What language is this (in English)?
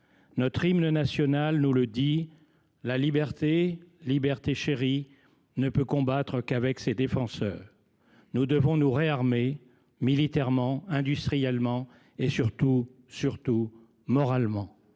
French